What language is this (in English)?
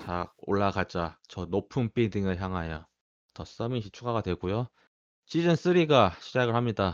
Korean